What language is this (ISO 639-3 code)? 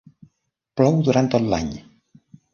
cat